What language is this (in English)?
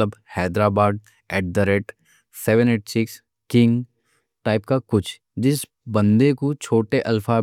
Deccan